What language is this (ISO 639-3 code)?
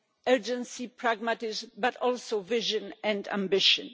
eng